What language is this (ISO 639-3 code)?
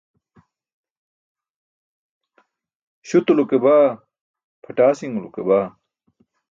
bsk